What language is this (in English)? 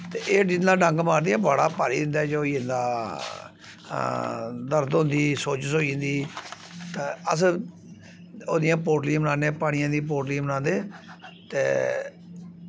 Dogri